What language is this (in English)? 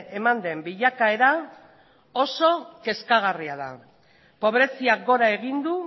Basque